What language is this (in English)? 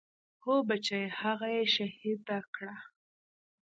Pashto